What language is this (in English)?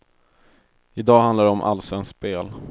Swedish